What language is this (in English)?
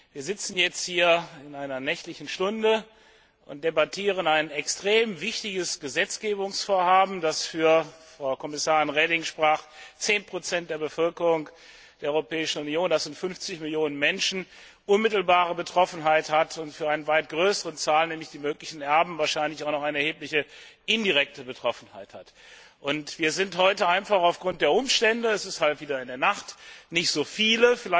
German